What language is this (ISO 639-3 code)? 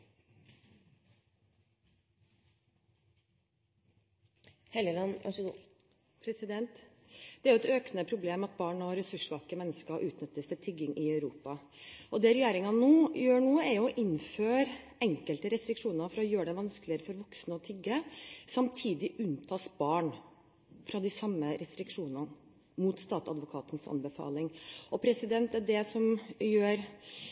nob